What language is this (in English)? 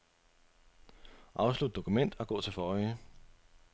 Danish